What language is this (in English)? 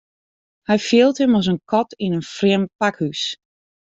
Western Frisian